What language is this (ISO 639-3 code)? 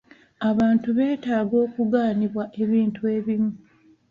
lug